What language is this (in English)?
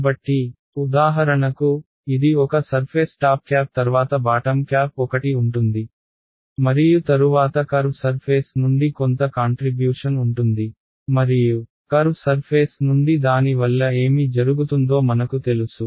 Telugu